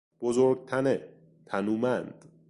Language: Persian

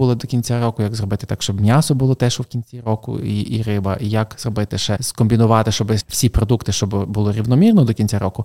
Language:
Ukrainian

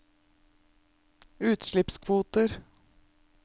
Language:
Norwegian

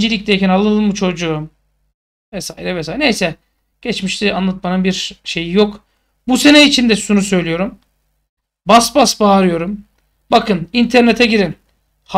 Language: Turkish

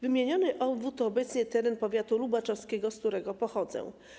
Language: Polish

